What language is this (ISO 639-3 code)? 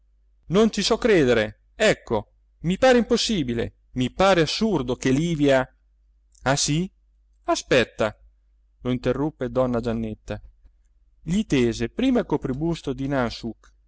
ita